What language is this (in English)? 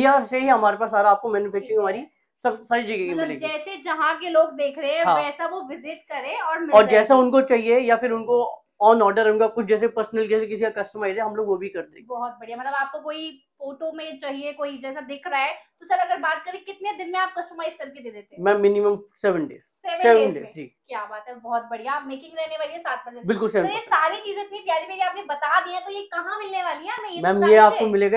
Hindi